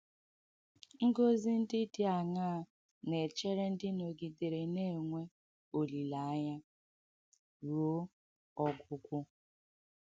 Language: Igbo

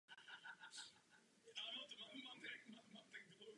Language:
Czech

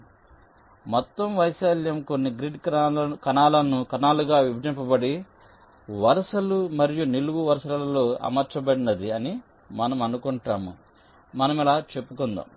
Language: Telugu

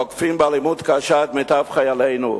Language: Hebrew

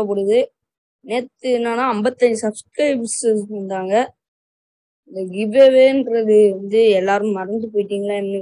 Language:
Romanian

